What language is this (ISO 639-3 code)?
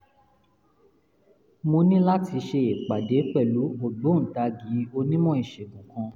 yor